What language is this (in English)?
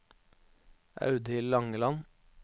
Norwegian